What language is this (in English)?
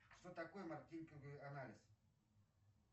Russian